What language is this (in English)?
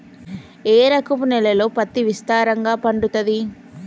Telugu